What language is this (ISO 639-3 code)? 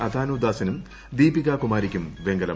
mal